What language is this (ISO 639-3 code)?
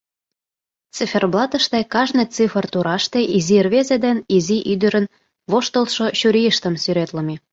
chm